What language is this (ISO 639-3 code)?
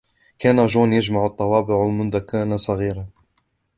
ara